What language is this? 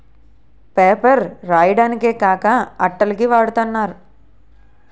Telugu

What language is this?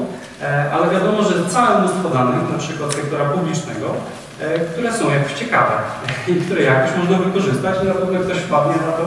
Polish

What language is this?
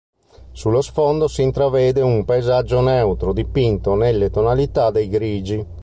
Italian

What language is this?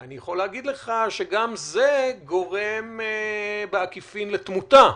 Hebrew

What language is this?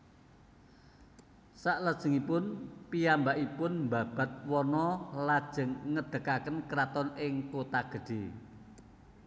Javanese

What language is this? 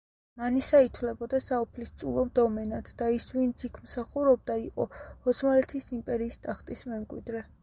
Georgian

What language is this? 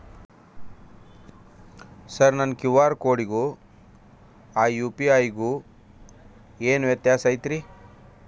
Kannada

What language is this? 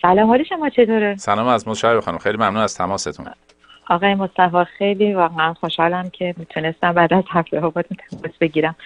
Persian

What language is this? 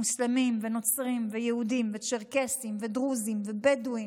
Hebrew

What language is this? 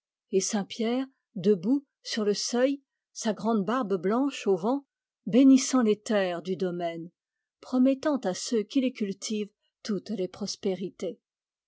French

